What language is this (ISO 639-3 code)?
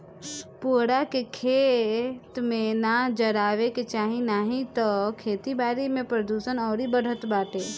bho